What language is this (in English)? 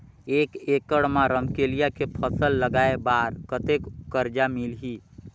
Chhattisgarhi